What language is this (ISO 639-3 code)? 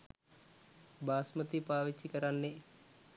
sin